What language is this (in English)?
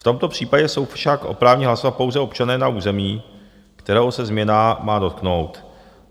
Czech